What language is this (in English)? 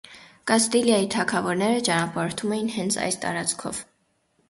Armenian